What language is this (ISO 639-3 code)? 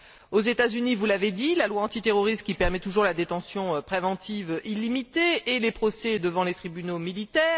fra